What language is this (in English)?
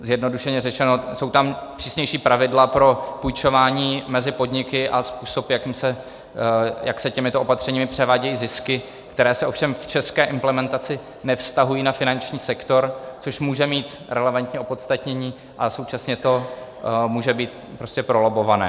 Czech